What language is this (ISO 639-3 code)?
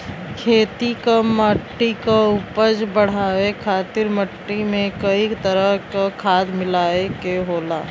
bho